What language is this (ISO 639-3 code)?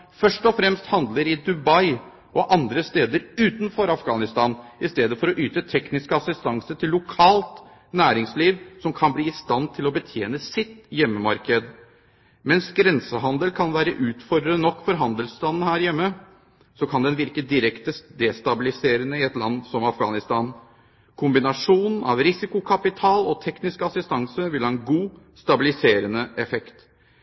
nob